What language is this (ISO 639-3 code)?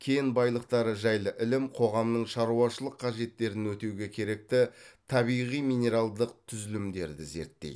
kaz